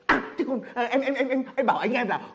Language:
Vietnamese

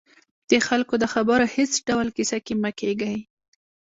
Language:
Pashto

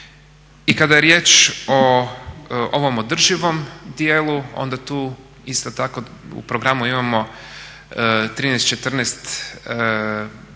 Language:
Croatian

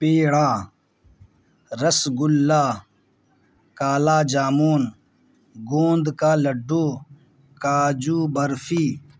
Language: Urdu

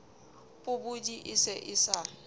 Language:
Southern Sotho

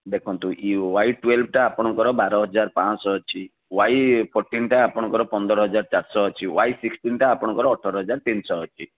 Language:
Odia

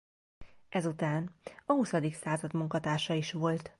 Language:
Hungarian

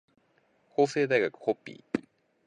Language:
Japanese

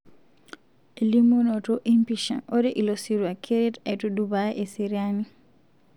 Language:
Masai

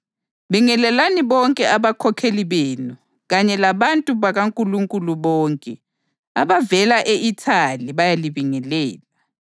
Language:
North Ndebele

